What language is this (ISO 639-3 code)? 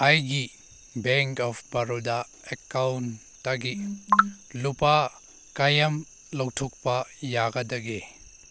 mni